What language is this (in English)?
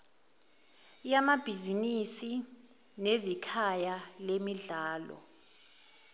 Zulu